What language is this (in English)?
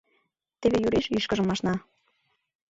Mari